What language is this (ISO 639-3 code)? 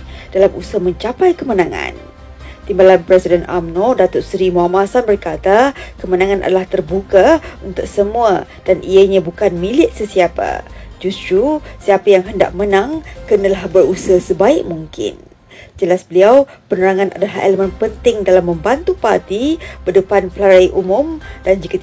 msa